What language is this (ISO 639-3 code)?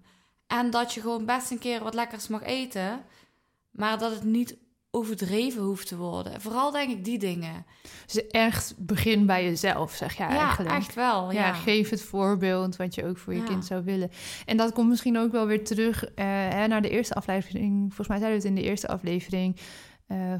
nld